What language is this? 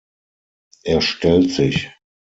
German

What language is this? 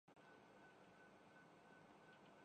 Urdu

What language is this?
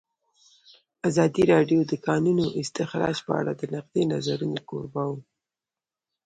Pashto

